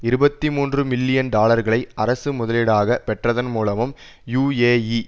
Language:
Tamil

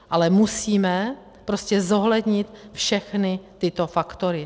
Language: Czech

